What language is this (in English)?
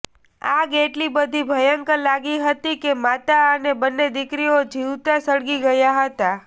Gujarati